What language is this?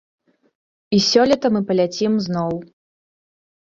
Belarusian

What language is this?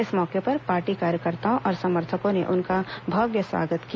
Hindi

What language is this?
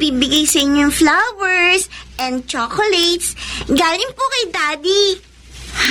Filipino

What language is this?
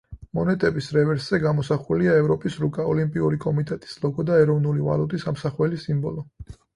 Georgian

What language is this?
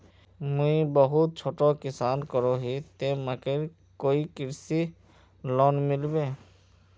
Magahi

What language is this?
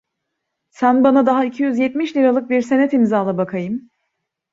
Turkish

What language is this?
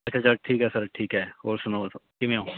Punjabi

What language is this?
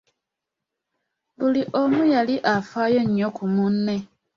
Ganda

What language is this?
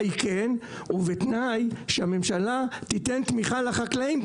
Hebrew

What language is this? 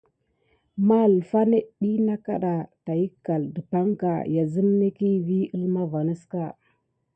Gidar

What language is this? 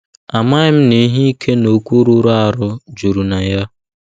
Igbo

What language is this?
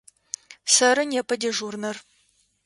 Adyghe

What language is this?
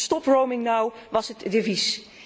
Dutch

